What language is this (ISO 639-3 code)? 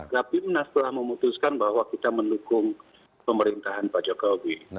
ind